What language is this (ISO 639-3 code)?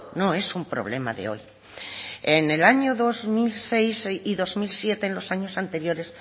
spa